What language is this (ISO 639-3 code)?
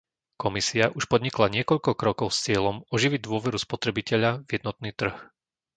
slk